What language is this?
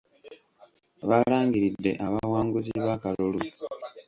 Ganda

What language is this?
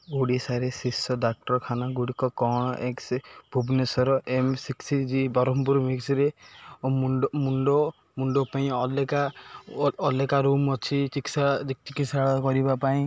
Odia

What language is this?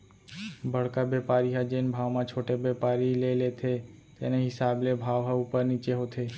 Chhattisgarhi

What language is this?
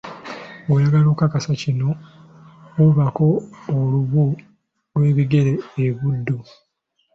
Ganda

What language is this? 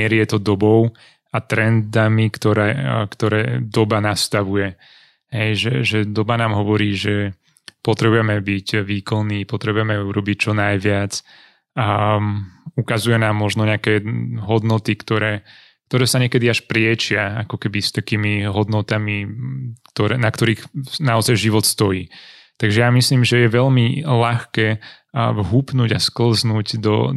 Slovak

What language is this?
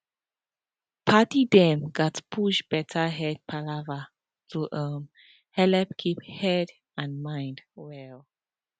Nigerian Pidgin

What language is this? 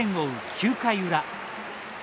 Japanese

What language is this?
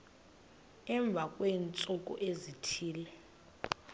Xhosa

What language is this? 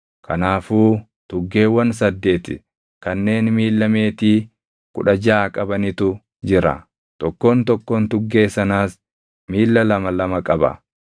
Oromo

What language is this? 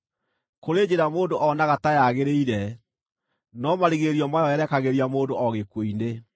Kikuyu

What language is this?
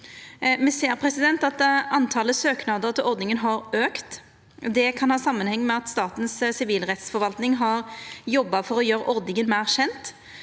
Norwegian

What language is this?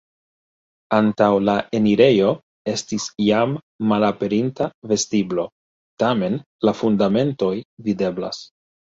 Esperanto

